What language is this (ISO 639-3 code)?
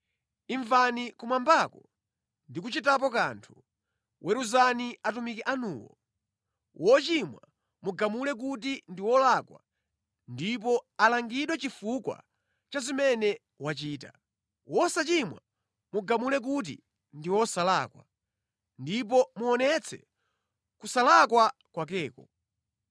nya